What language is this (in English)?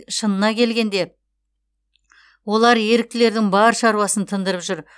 Kazakh